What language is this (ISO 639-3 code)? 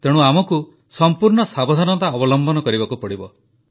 ori